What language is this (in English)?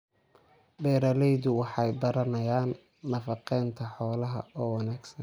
Somali